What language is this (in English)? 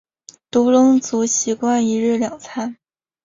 Chinese